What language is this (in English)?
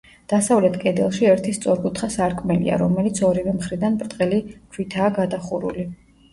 Georgian